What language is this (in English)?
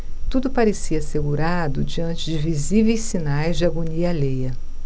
Portuguese